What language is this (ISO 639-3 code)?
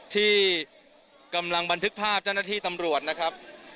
tha